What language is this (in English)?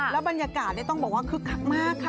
Thai